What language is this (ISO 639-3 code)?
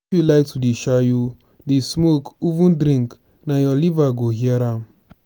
pcm